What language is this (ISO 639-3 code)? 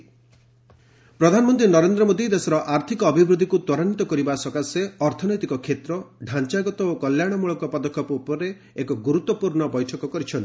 ori